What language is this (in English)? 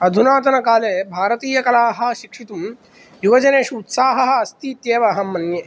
Sanskrit